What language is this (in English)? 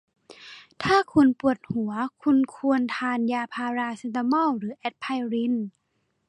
Thai